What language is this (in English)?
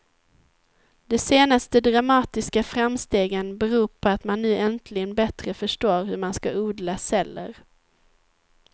Swedish